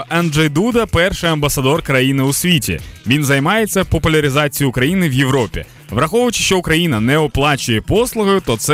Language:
Ukrainian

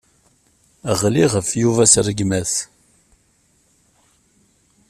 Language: Kabyle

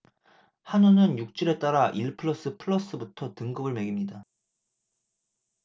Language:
Korean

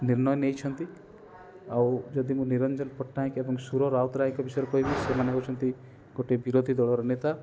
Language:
Odia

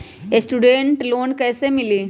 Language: Magahi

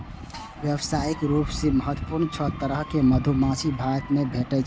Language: Maithili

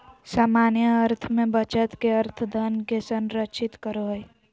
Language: Magahi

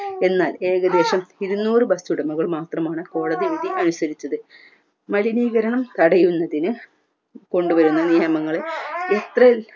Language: Malayalam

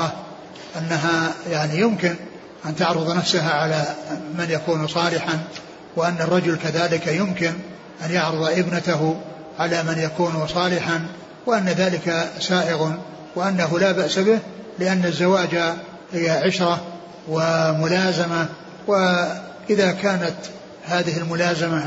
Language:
Arabic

